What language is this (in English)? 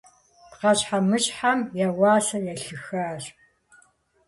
Kabardian